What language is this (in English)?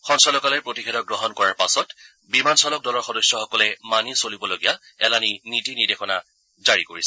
Assamese